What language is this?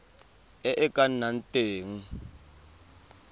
Tswana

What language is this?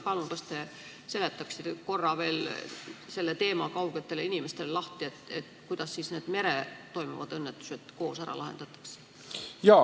Estonian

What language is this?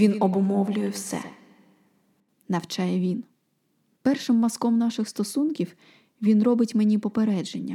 Ukrainian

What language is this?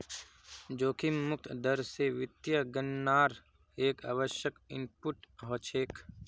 Magahi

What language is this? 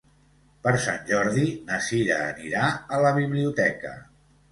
Catalan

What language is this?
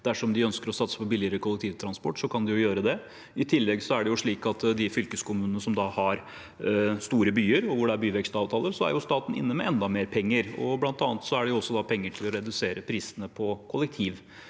Norwegian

